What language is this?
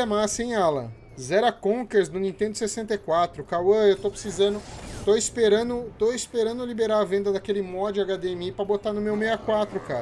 Portuguese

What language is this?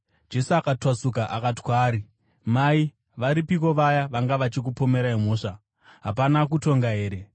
Shona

